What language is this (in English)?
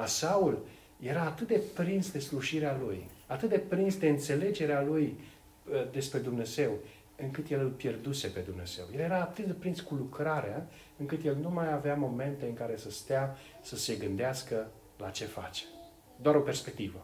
Romanian